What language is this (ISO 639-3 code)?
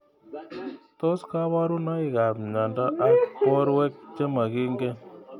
kln